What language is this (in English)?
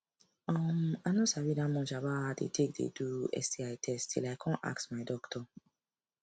Nigerian Pidgin